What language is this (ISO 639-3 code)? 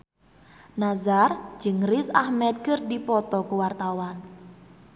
sun